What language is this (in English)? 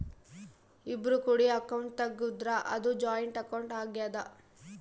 Kannada